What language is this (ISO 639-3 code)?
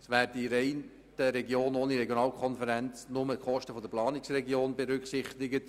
gsw